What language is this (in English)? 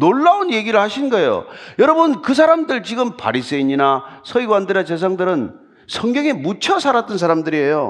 Korean